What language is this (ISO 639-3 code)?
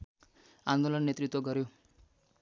nep